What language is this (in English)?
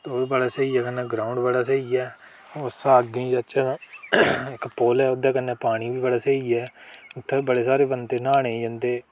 Dogri